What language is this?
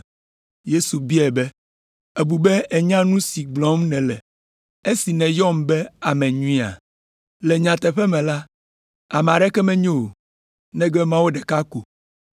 Ewe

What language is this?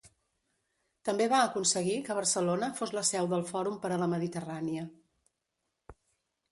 Catalan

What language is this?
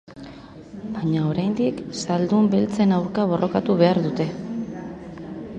Basque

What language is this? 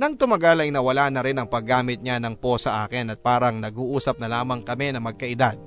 Filipino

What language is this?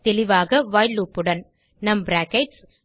Tamil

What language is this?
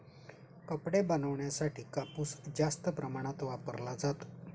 Marathi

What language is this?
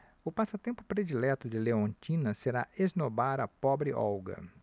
Portuguese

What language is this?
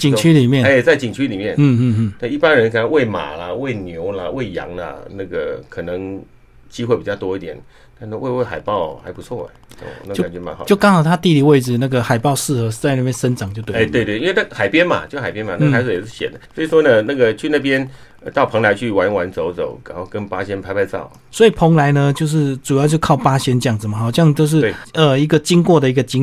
Chinese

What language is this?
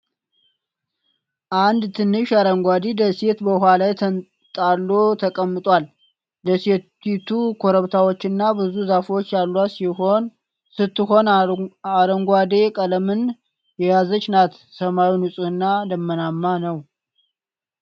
Amharic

